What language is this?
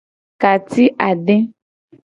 Gen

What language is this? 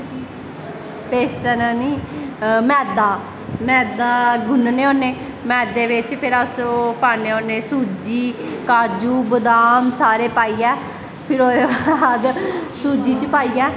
Dogri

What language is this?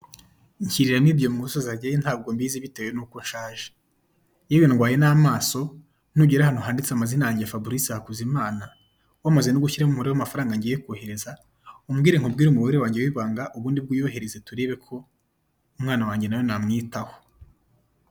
Kinyarwanda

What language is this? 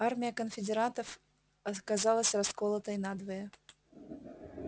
Russian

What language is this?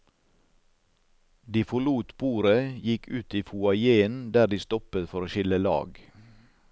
Norwegian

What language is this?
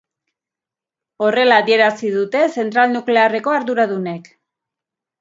Basque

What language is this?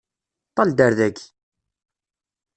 Kabyle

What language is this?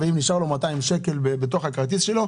Hebrew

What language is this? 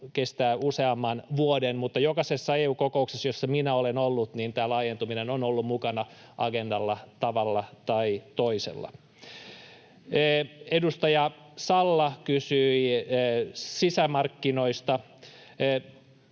Finnish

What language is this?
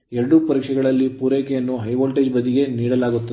Kannada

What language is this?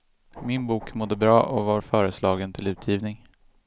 Swedish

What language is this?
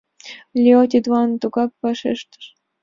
Mari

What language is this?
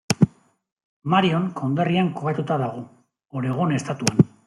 Basque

